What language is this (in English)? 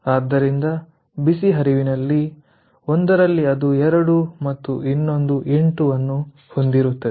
Kannada